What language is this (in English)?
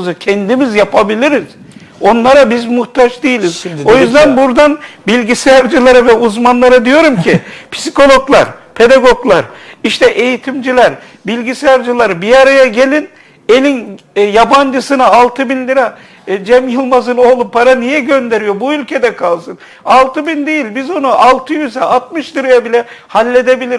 Turkish